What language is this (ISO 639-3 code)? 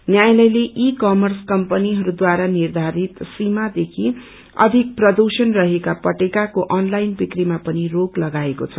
nep